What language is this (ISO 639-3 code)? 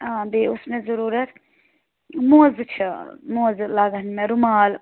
kas